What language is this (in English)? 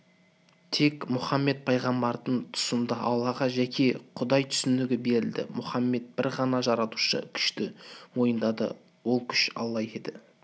Kazakh